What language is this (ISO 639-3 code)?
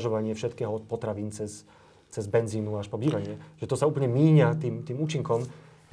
slk